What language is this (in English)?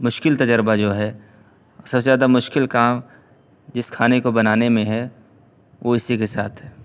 Urdu